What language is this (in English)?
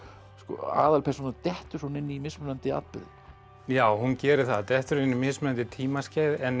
Icelandic